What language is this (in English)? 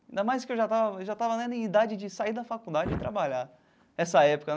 Portuguese